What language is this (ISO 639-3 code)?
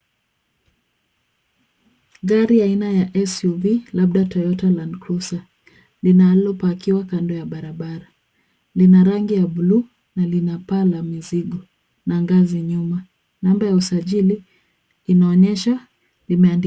swa